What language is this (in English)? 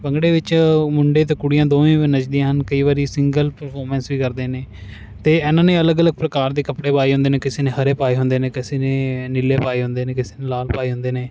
Punjabi